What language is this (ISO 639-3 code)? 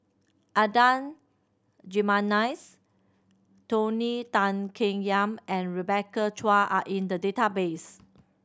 eng